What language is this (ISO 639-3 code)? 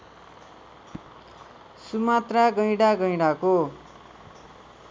nep